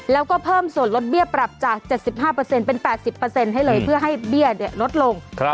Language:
Thai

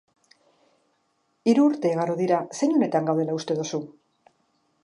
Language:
Basque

